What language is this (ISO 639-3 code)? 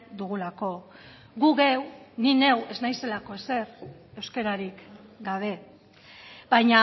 eus